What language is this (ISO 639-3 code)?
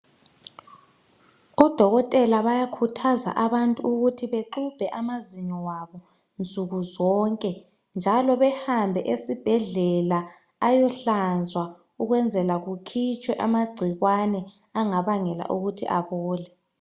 nde